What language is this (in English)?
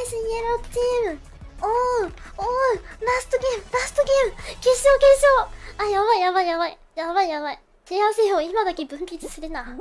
Japanese